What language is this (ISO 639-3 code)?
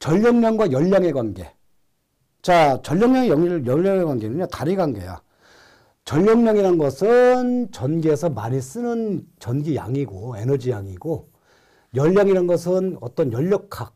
kor